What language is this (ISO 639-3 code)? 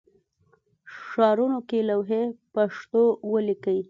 pus